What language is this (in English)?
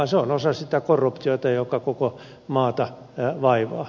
Finnish